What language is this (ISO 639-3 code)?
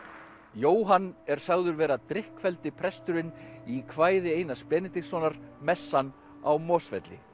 isl